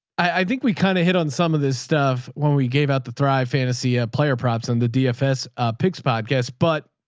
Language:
English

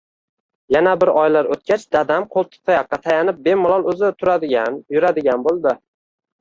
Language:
Uzbek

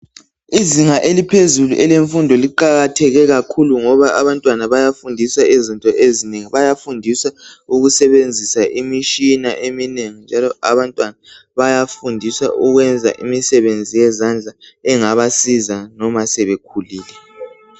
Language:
North Ndebele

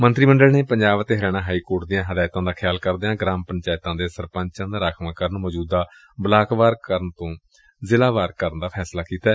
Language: Punjabi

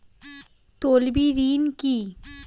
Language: Bangla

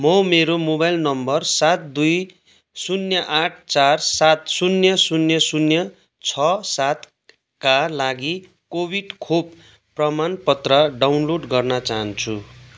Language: Nepali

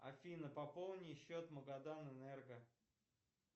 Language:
Russian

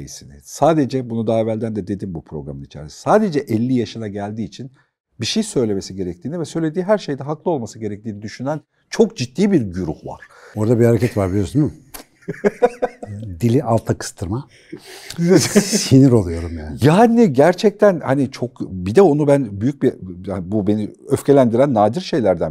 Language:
Turkish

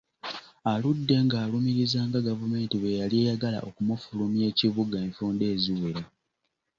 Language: Ganda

